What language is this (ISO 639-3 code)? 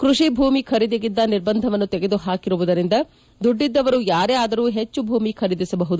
kan